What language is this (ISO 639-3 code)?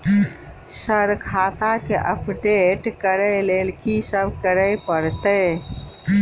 mai